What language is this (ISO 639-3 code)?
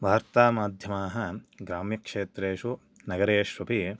san